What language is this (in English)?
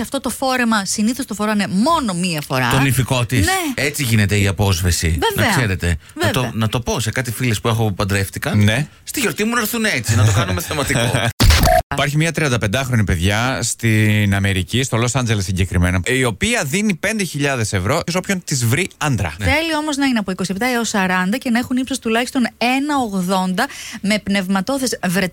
Greek